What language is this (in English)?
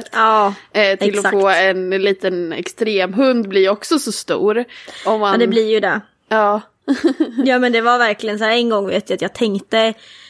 Swedish